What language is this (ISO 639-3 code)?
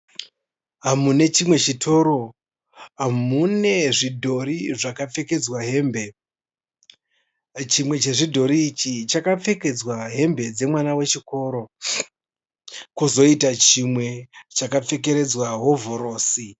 sna